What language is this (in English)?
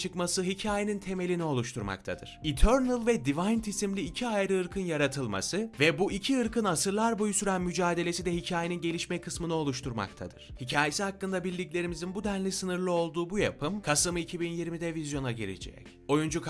Turkish